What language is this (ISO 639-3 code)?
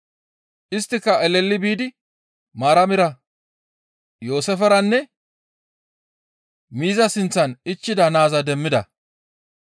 gmv